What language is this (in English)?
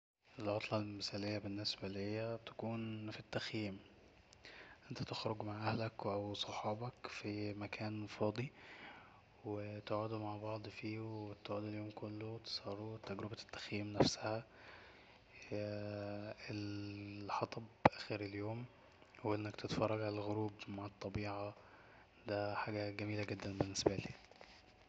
Egyptian Arabic